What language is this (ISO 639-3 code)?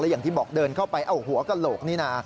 tha